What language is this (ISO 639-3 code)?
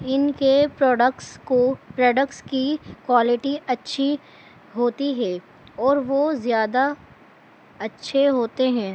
urd